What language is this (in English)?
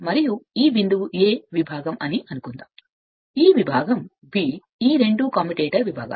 Telugu